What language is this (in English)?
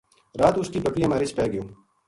Gujari